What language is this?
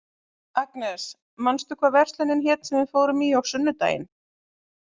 Icelandic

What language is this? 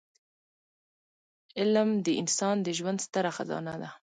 Pashto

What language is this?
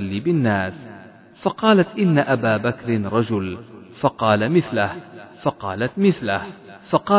Arabic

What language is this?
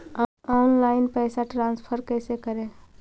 Magahi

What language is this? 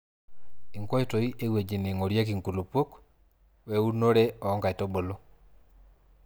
Masai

